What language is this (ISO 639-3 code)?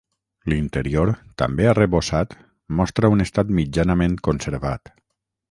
cat